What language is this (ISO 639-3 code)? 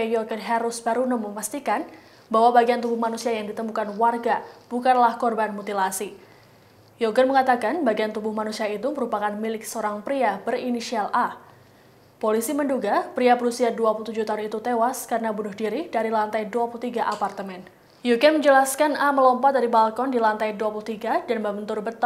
ind